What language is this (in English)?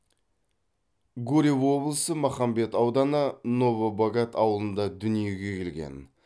Kazakh